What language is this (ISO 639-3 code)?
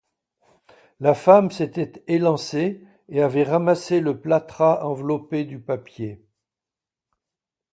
fra